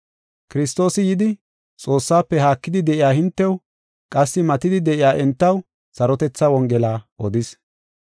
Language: Gofa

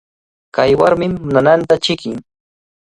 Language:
Cajatambo North Lima Quechua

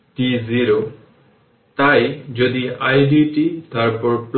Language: Bangla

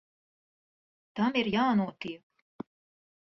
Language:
Latvian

